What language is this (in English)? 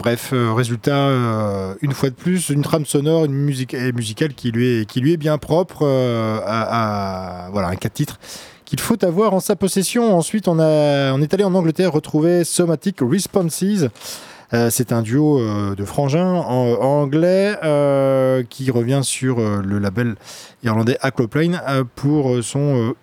French